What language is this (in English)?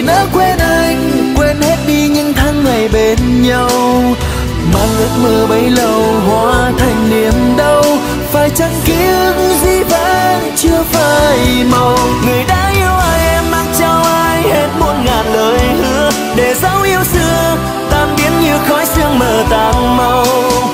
Vietnamese